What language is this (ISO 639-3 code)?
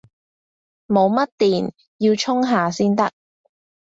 yue